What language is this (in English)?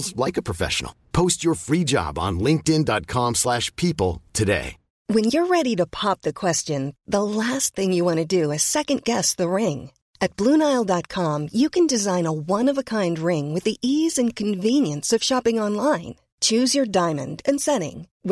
Urdu